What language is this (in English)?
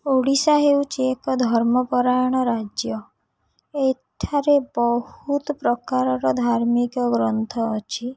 Odia